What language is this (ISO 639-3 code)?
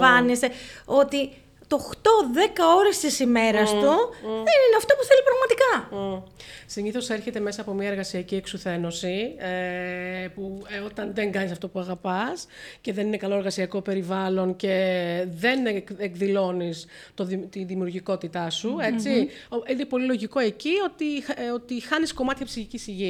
ell